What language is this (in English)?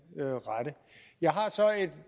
Danish